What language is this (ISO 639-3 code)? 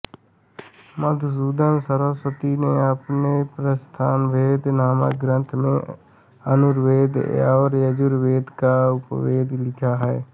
hin